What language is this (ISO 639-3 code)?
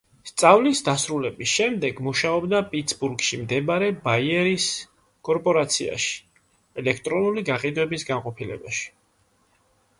kat